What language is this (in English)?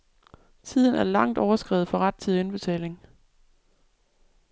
Danish